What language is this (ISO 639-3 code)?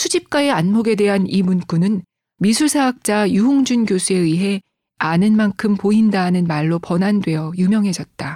kor